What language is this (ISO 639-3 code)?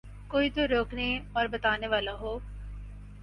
urd